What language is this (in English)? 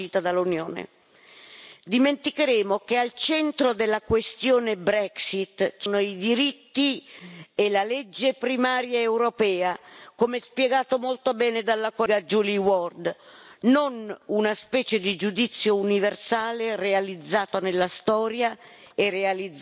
Italian